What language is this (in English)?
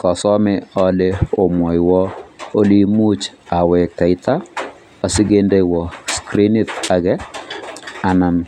Kalenjin